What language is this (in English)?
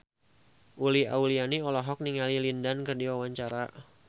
Sundanese